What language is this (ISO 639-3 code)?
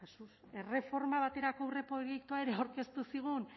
eus